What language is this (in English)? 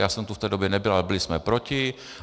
Czech